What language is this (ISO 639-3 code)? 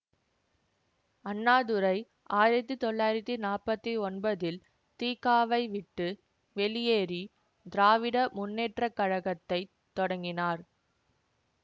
tam